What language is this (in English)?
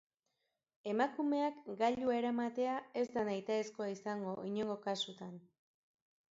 Basque